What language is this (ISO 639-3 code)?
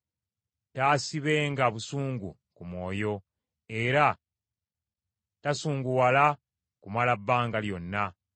lug